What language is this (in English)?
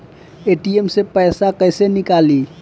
Bhojpuri